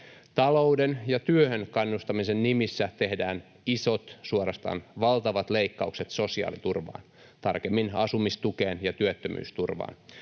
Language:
Finnish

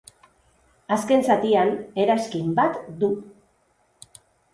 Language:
Basque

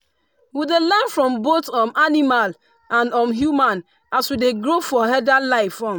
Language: Nigerian Pidgin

